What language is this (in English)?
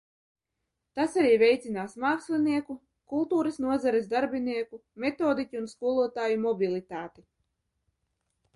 Latvian